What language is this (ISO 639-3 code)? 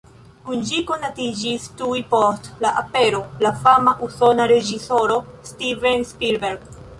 epo